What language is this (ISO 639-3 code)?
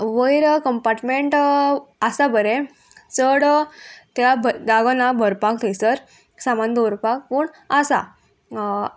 kok